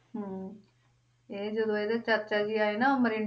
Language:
Punjabi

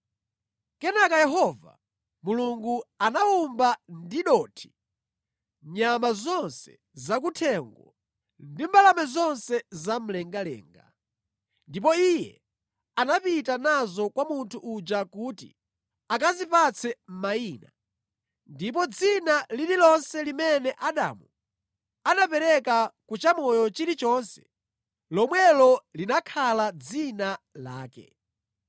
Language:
Nyanja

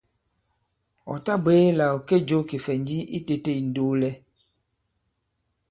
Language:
Bankon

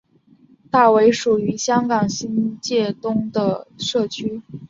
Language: Chinese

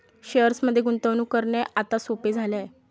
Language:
Marathi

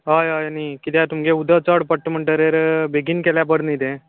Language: Konkani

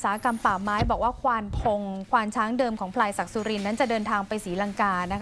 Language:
Thai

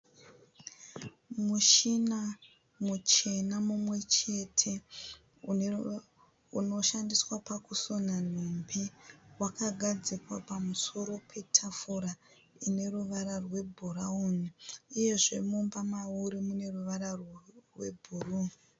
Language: Shona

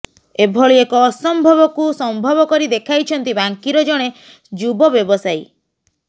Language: Odia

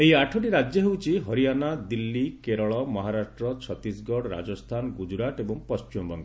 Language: Odia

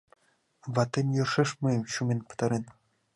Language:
Mari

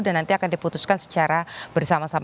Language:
Indonesian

